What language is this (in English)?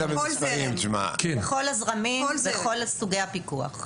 Hebrew